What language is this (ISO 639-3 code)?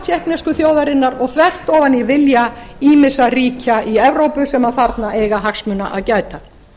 isl